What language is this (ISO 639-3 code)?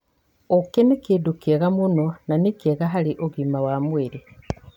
kik